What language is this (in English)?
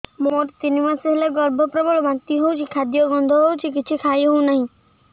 Odia